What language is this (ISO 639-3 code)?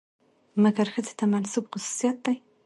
pus